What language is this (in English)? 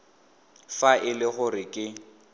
Tswana